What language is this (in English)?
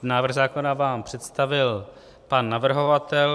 Czech